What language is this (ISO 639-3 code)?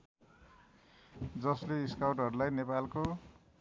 nep